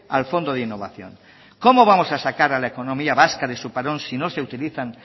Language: Spanish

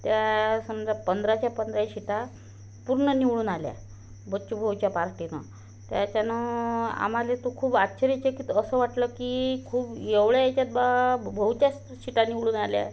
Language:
Marathi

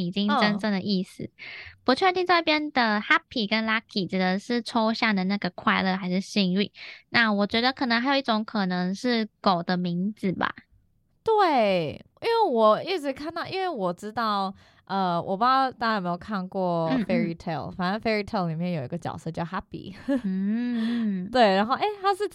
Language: Chinese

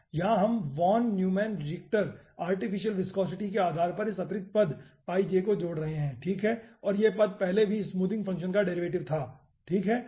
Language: Hindi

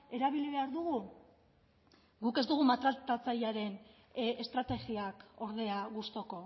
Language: Basque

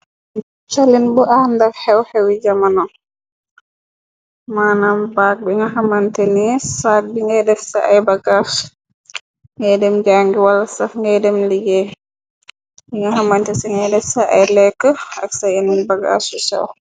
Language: Wolof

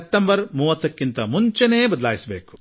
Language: Kannada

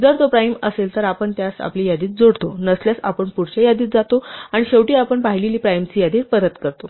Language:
Marathi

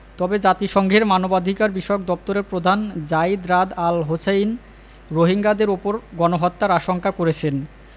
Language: Bangla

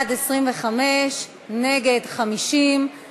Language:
Hebrew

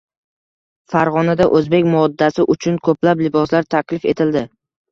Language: Uzbek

